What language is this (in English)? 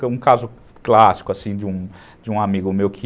Portuguese